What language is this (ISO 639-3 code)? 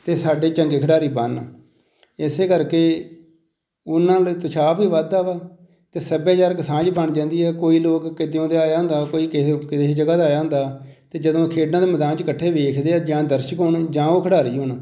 pan